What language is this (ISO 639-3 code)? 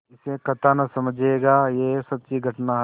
hin